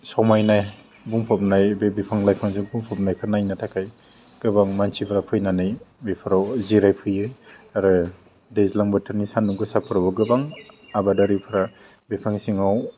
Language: Bodo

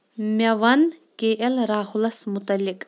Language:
Kashmiri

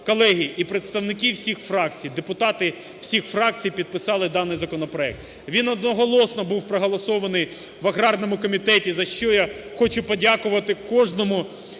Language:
Ukrainian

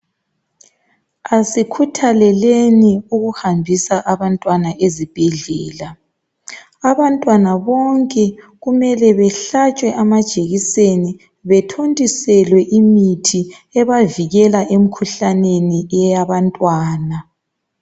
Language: North Ndebele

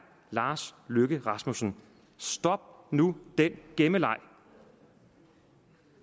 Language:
Danish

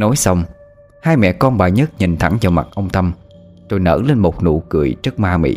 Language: Vietnamese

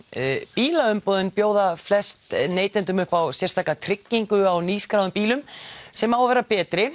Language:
Icelandic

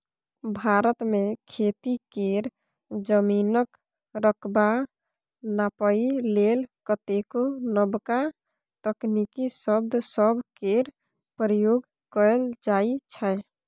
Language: Maithili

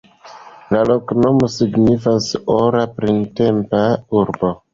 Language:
Esperanto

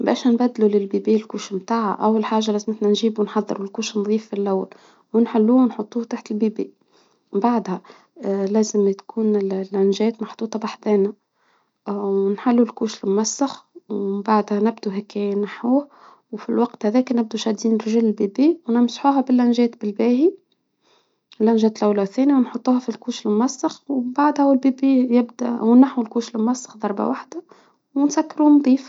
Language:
Tunisian Arabic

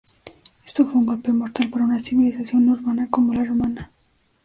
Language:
Spanish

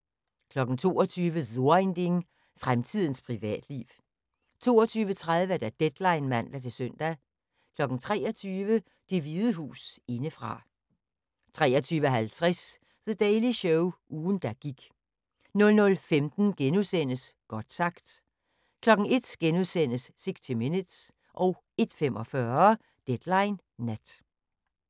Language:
Danish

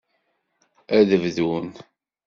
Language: Kabyle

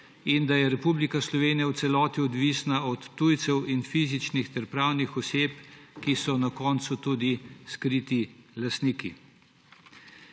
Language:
Slovenian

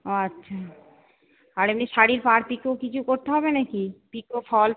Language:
Bangla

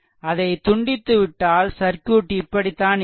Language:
Tamil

